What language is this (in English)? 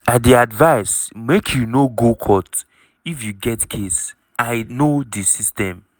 Nigerian Pidgin